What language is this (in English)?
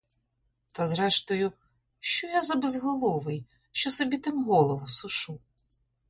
Ukrainian